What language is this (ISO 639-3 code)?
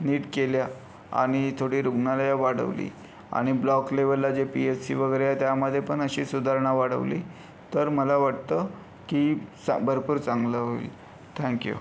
mar